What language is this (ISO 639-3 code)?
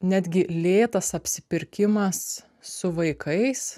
lit